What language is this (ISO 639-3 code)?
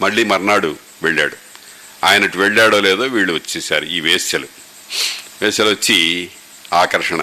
tel